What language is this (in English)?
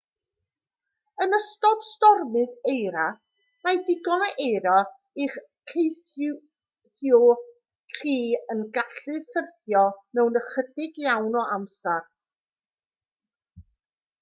Welsh